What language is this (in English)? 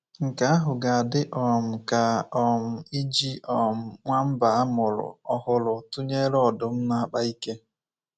Igbo